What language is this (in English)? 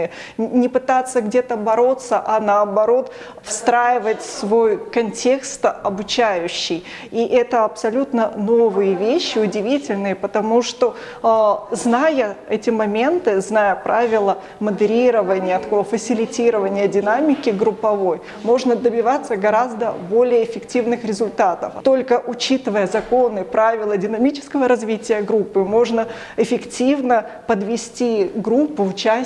Russian